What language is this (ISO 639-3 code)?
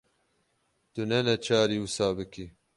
kur